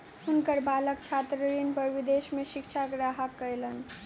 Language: Maithili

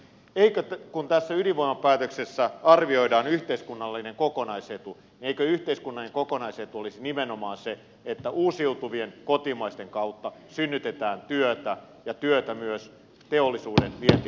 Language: Finnish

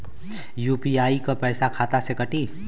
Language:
Bhojpuri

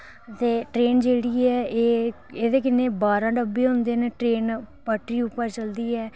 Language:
Dogri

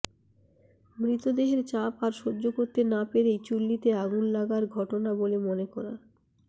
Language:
Bangla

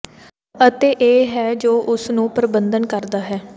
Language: Punjabi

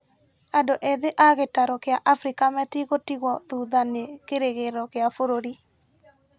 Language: Kikuyu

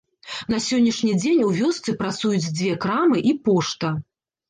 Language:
Belarusian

